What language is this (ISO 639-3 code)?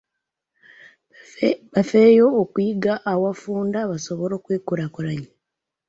lug